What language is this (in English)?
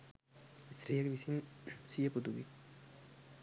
Sinhala